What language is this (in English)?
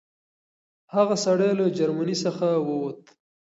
Pashto